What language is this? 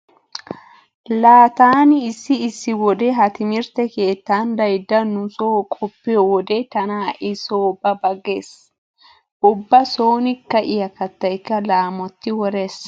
Wolaytta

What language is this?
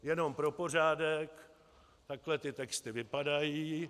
Czech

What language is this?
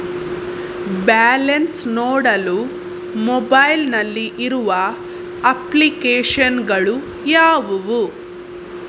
Kannada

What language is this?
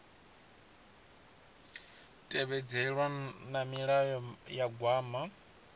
Venda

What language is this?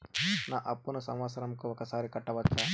Telugu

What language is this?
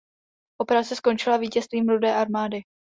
Czech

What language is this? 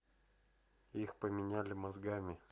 Russian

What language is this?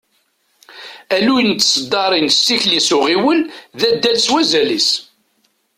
Kabyle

